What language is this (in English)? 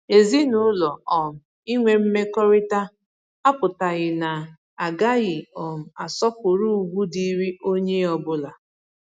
Igbo